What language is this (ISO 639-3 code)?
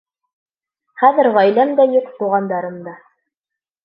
bak